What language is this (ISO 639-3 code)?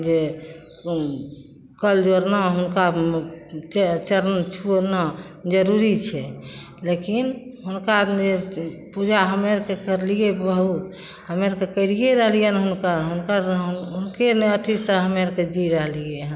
mai